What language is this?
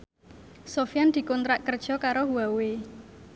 Javanese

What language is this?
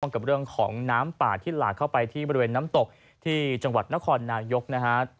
Thai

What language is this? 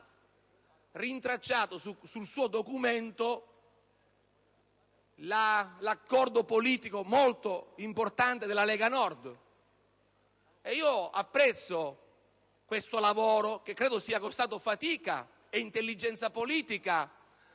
Italian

